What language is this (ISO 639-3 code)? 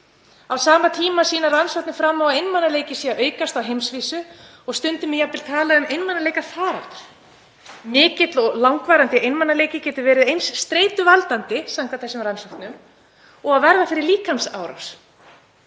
isl